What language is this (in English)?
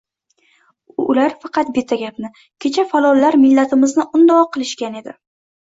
Uzbek